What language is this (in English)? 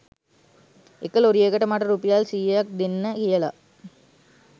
Sinhala